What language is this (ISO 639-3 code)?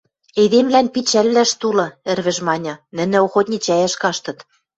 mrj